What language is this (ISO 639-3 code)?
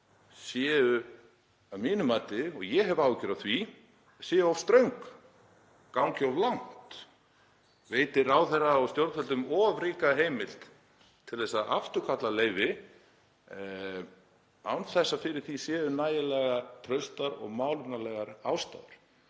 isl